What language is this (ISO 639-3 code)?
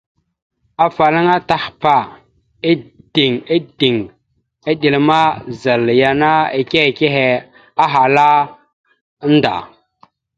mxu